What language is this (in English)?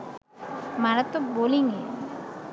Bangla